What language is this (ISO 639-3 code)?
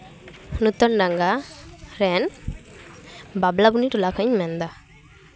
sat